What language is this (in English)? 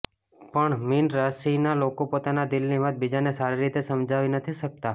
Gujarati